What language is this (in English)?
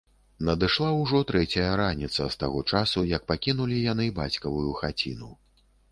Belarusian